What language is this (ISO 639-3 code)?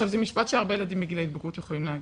heb